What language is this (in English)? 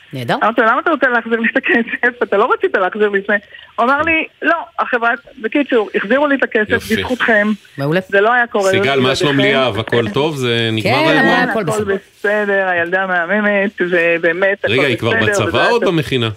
Hebrew